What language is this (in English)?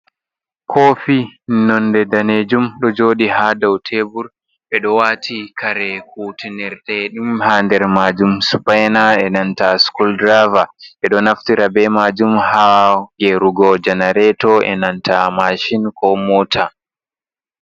Fula